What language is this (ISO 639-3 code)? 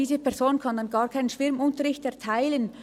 gsw